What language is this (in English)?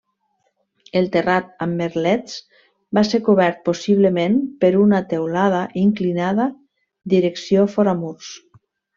Catalan